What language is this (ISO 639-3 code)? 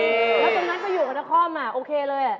tha